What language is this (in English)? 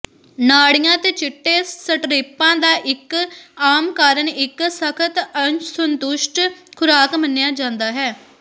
Punjabi